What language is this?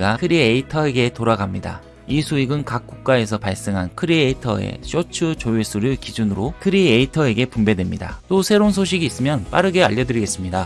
Korean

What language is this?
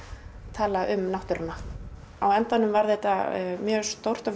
Icelandic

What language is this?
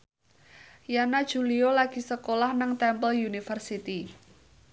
Javanese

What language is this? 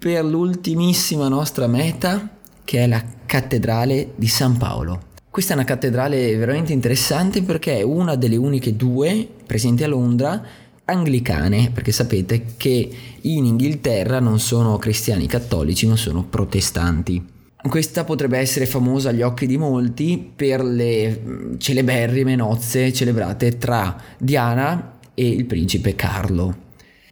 Italian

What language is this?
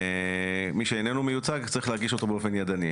Hebrew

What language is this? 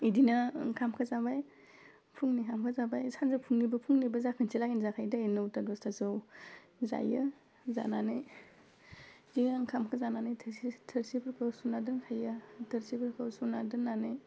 Bodo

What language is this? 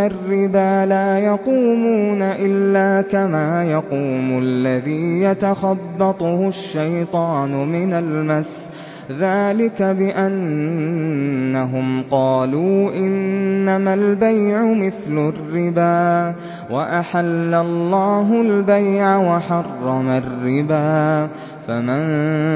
Arabic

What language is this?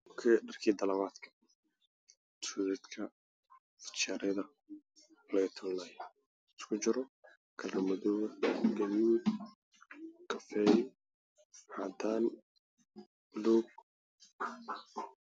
Somali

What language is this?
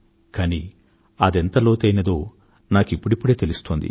Telugu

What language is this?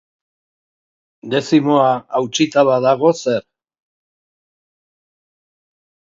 Basque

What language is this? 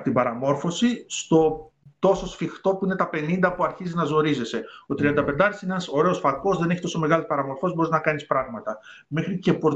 Greek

